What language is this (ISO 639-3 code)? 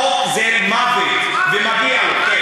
heb